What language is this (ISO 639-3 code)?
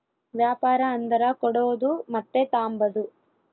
kan